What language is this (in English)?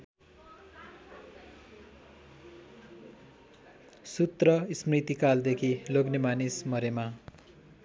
Nepali